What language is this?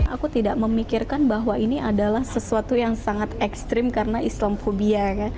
Indonesian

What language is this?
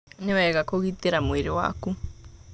Kikuyu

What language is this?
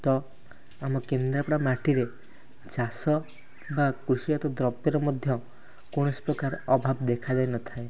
Odia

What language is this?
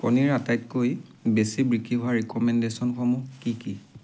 Assamese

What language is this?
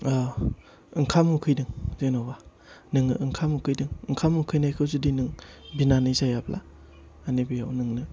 Bodo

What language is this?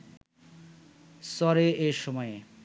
Bangla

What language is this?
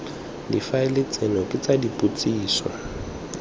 Tswana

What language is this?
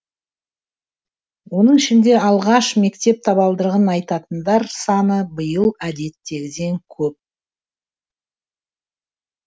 Kazakh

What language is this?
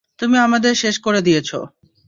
Bangla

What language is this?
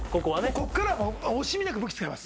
Japanese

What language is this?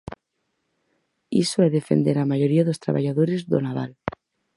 Galician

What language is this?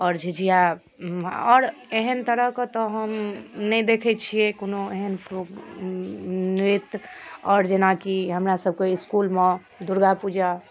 Maithili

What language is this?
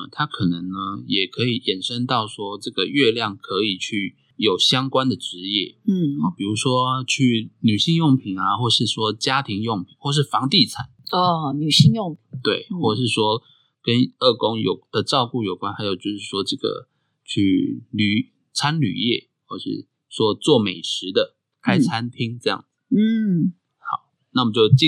Chinese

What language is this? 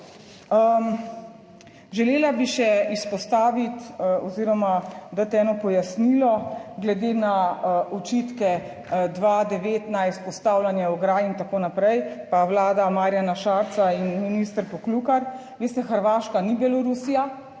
Slovenian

